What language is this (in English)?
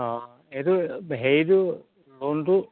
Assamese